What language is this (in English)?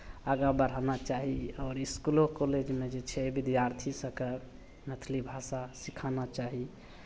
Maithili